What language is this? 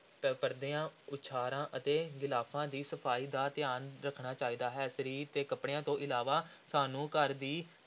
Punjabi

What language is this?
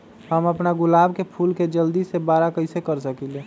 Magahi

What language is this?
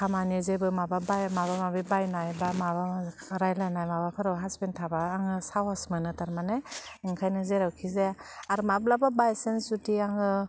Bodo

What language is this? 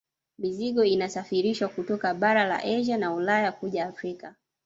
Swahili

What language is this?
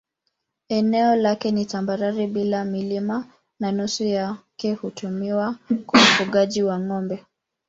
Swahili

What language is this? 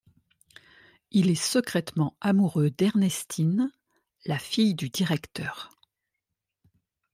French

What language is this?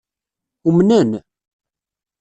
Kabyle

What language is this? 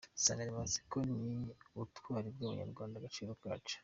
Kinyarwanda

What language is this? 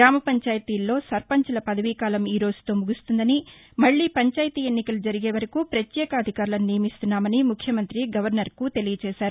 Telugu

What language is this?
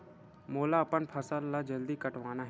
Chhattisgarhi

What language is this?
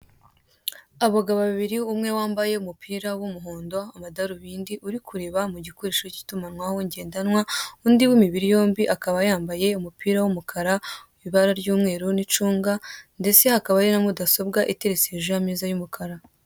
Kinyarwanda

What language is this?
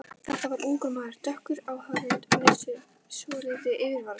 Icelandic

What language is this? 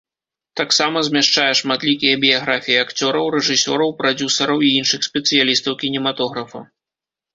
Belarusian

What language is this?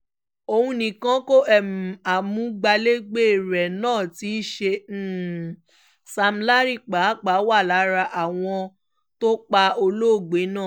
Yoruba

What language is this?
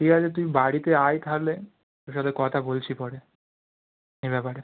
Bangla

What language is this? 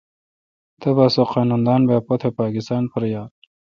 Kalkoti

